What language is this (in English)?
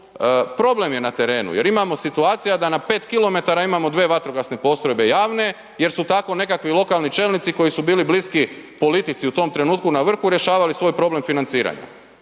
Croatian